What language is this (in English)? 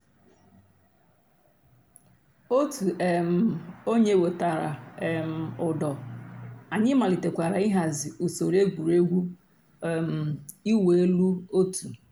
Igbo